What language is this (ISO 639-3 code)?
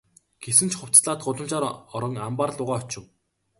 mon